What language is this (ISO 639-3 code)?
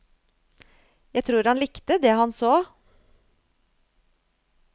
nor